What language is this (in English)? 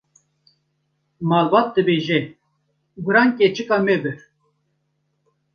Kurdish